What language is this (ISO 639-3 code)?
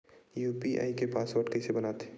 hne